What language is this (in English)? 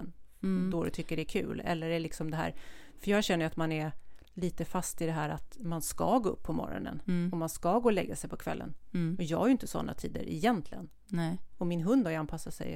Swedish